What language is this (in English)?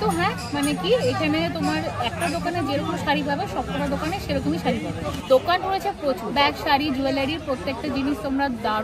Bangla